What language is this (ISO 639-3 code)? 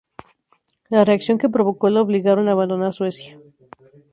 spa